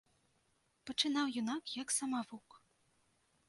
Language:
Belarusian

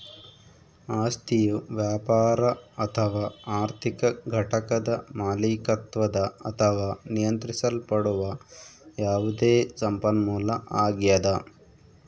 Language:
Kannada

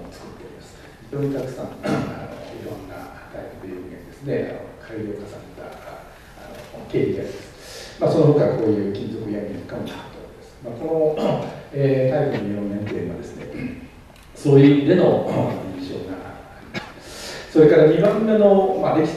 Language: Japanese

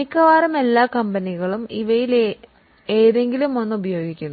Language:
Malayalam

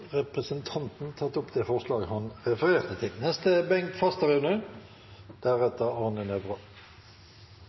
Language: Norwegian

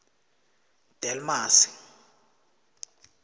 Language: South Ndebele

